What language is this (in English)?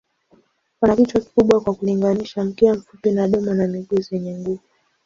Swahili